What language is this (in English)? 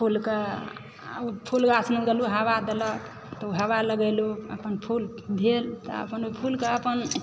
Maithili